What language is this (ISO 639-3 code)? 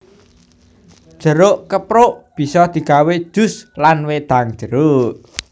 jav